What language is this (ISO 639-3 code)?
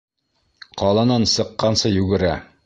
bak